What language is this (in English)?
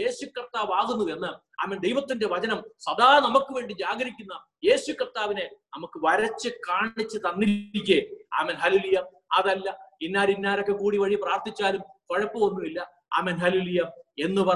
Malayalam